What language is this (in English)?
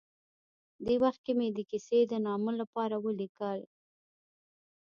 Pashto